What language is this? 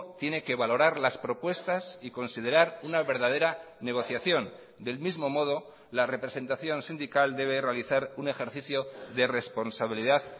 Spanish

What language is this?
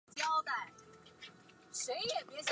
Chinese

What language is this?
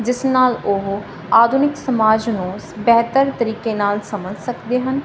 Punjabi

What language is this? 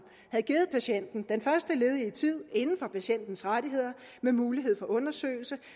Danish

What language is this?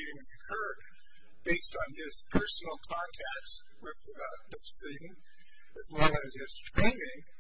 English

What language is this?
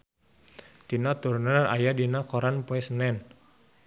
Sundanese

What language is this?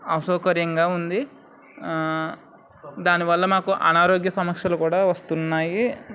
Telugu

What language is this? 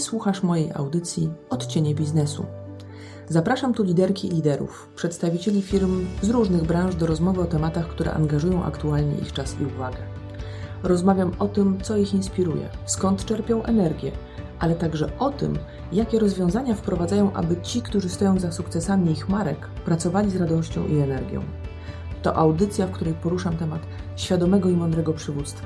Polish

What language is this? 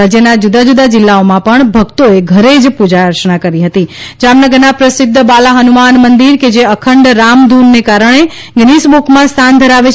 Gujarati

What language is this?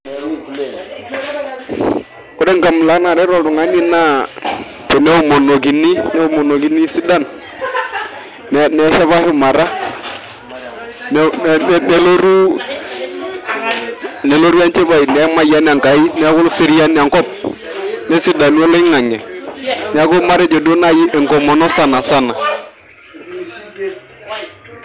Masai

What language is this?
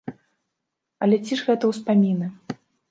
Belarusian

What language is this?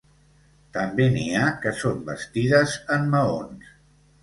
Catalan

